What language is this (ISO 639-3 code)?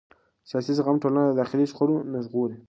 pus